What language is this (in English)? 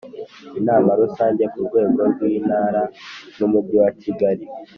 Kinyarwanda